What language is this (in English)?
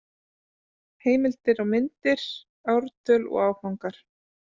Icelandic